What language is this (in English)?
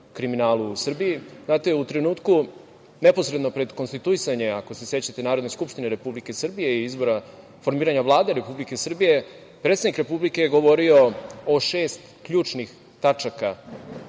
Serbian